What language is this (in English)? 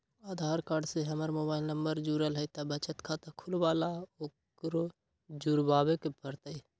Magahi